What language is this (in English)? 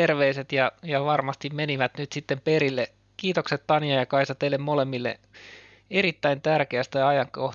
Finnish